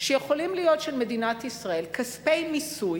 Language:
Hebrew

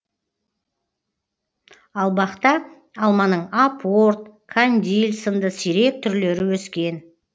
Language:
Kazakh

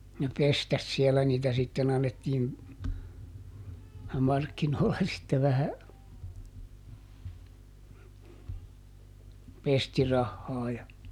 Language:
Finnish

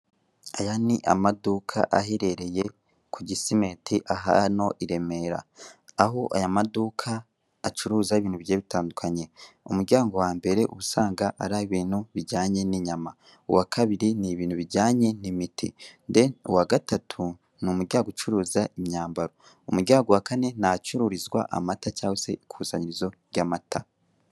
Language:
Kinyarwanda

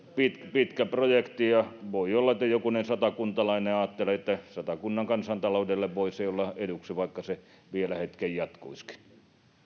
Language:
Finnish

